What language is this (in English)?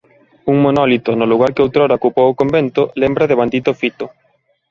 Galician